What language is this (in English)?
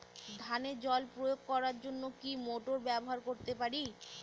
Bangla